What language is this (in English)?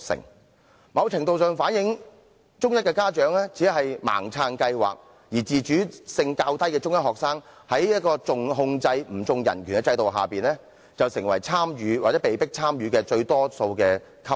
Cantonese